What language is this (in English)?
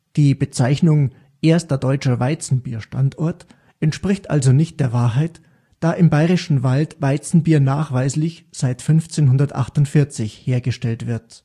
German